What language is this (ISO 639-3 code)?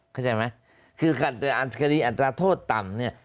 tha